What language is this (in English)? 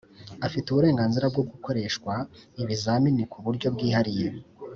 Kinyarwanda